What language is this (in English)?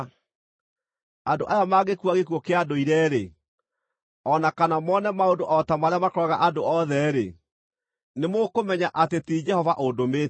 Kikuyu